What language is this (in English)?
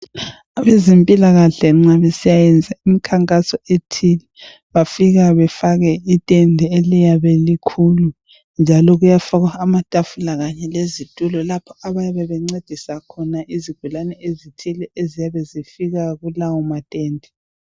North Ndebele